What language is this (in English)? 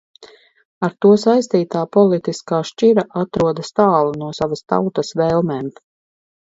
Latvian